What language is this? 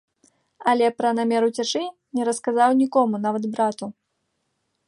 Belarusian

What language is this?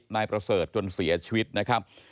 Thai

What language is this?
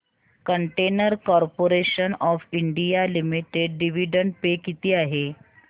Marathi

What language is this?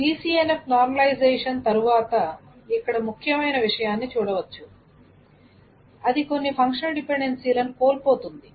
Telugu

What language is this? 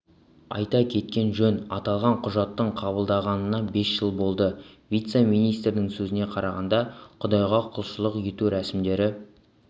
Kazakh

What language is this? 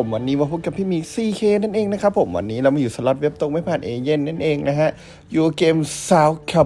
Thai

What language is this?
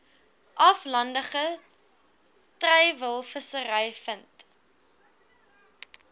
Afrikaans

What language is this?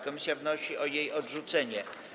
Polish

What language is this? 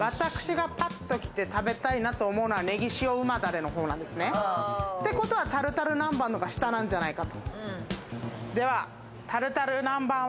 Japanese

